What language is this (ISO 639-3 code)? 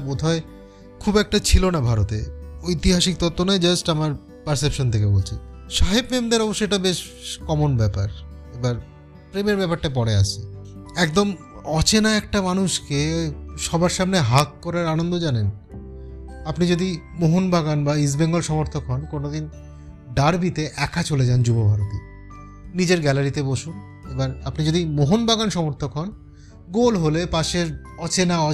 ben